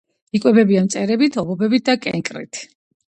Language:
Georgian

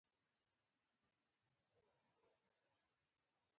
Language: Pashto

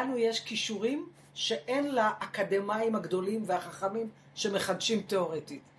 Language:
Hebrew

